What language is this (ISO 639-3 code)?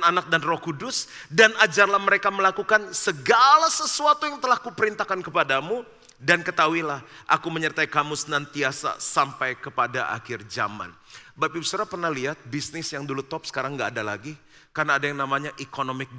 ind